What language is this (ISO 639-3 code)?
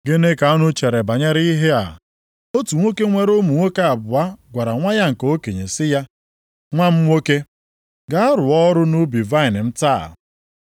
ibo